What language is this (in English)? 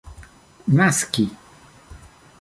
Esperanto